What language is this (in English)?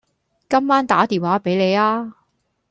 Cantonese